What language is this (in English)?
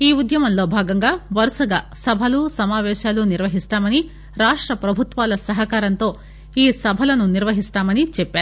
Telugu